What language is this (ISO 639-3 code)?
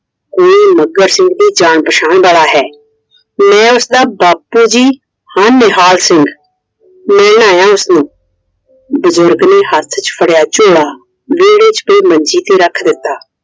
pan